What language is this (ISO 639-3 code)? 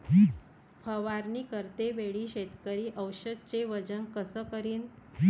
mar